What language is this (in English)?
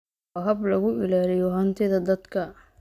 Somali